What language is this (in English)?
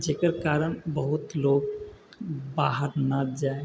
Maithili